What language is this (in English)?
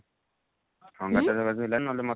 Odia